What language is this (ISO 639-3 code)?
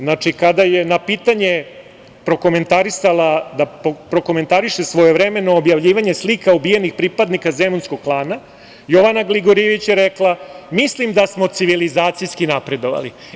srp